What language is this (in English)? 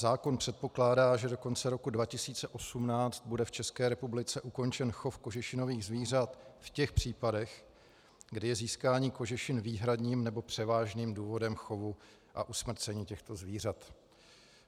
Czech